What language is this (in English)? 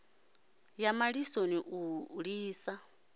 Venda